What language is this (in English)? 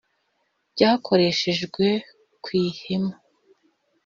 Kinyarwanda